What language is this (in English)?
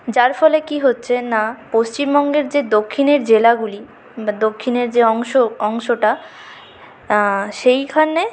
Bangla